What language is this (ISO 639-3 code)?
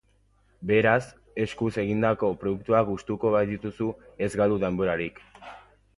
eus